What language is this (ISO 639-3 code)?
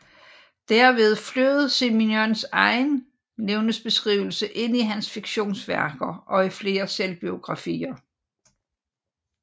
dan